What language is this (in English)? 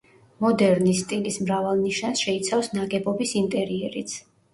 Georgian